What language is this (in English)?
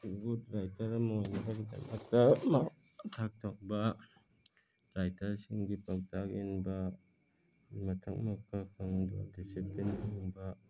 Manipuri